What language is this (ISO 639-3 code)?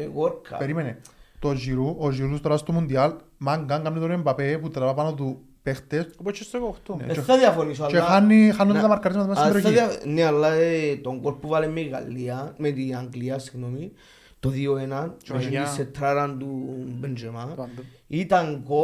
ell